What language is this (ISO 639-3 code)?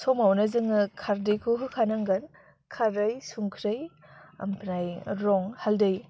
brx